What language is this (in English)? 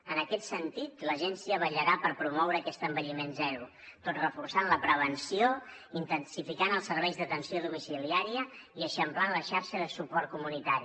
Catalan